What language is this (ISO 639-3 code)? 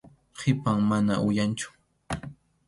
qxu